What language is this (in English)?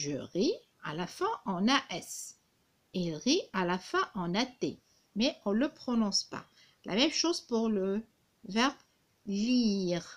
French